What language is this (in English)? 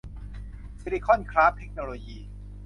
Thai